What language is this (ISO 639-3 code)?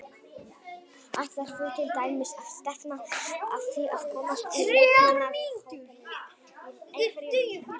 isl